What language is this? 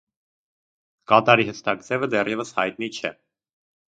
Armenian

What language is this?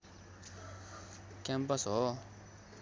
Nepali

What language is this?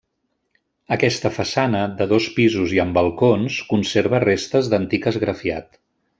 Catalan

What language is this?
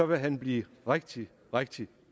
Danish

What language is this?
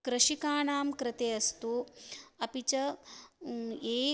Sanskrit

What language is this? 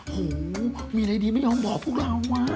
Thai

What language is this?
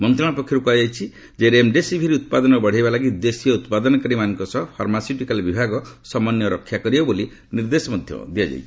Odia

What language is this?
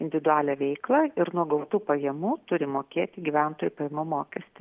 Lithuanian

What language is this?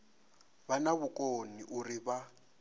Venda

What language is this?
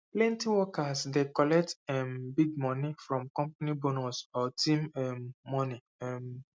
Nigerian Pidgin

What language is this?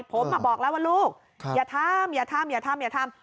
Thai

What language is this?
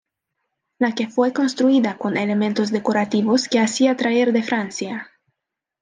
Spanish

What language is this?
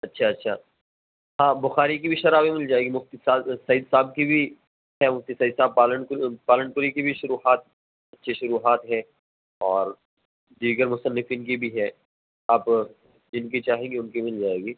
Urdu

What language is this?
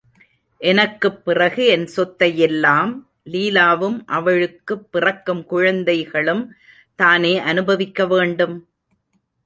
Tamil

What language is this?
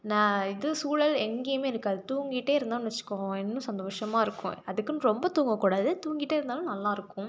Tamil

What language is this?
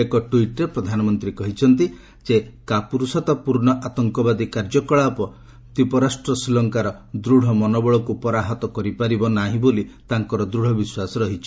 Odia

